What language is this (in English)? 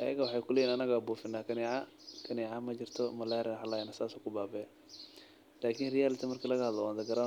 Somali